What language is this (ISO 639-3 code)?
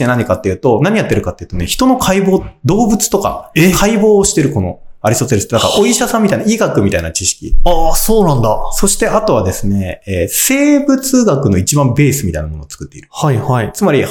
jpn